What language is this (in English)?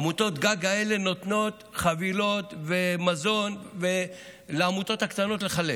Hebrew